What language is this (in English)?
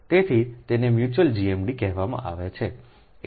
Gujarati